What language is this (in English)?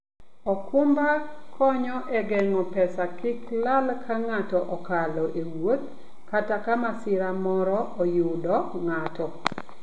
Luo (Kenya and Tanzania)